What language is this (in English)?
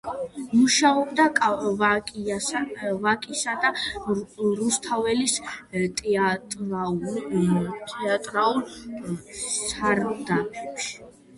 Georgian